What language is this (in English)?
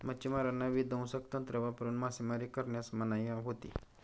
Marathi